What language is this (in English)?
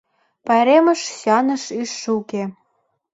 Mari